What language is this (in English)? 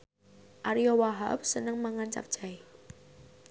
Javanese